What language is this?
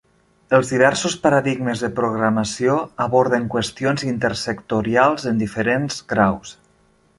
Catalan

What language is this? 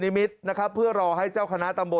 Thai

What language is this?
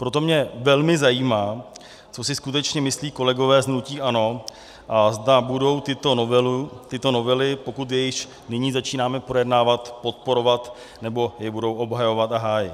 Czech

